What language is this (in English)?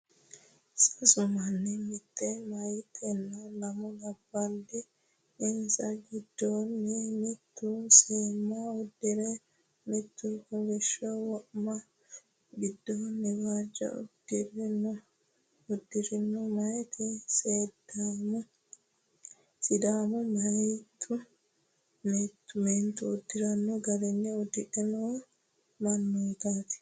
Sidamo